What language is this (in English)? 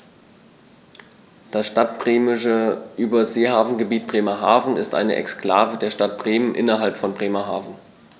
German